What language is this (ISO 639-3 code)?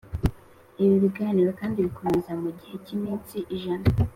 kin